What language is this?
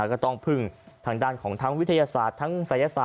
Thai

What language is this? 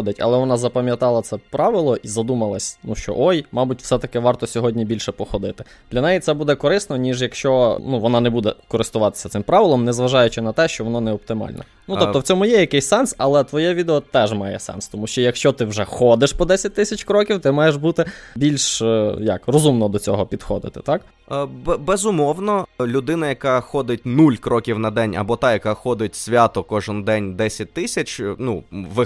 Ukrainian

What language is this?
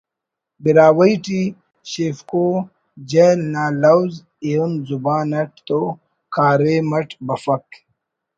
Brahui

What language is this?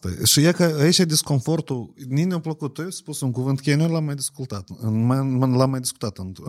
Romanian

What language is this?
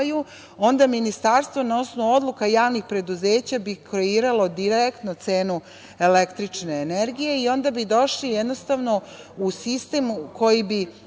Serbian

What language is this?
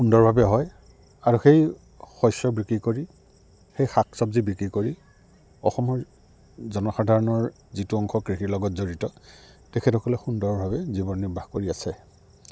Assamese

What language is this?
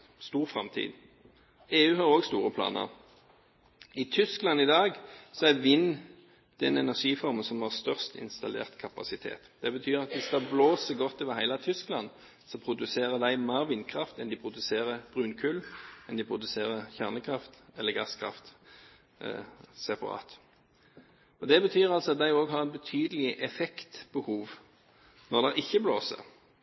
Norwegian Bokmål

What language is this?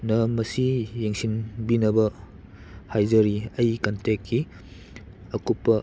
Manipuri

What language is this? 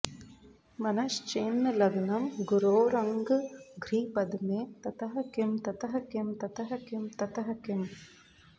Sanskrit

